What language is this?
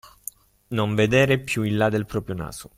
Italian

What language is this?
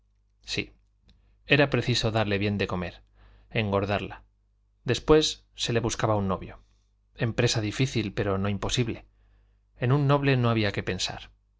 Spanish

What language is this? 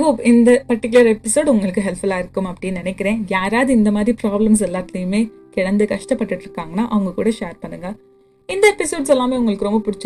Tamil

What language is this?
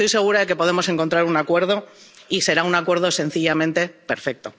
Spanish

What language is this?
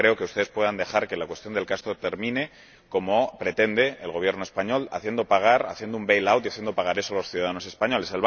Spanish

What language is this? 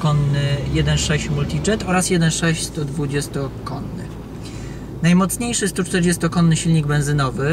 Polish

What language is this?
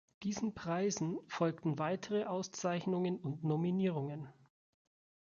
German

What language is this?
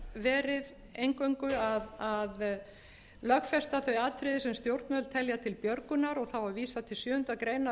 Icelandic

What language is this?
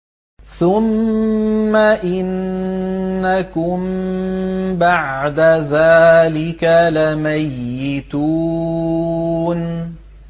Arabic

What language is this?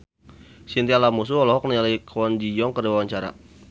Sundanese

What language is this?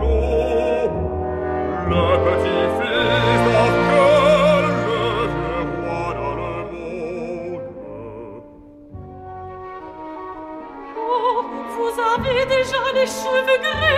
French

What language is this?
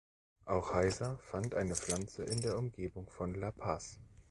German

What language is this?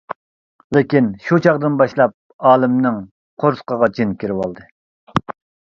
Uyghur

